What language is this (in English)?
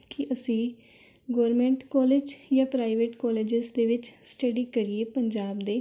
Punjabi